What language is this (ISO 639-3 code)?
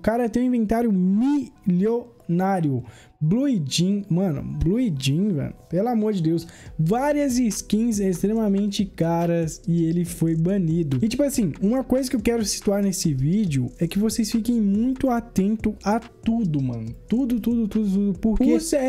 por